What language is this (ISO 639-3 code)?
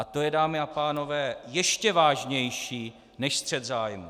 ces